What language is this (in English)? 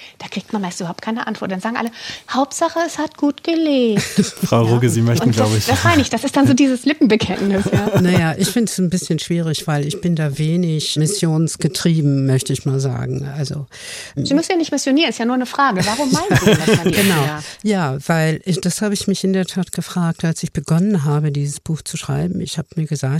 German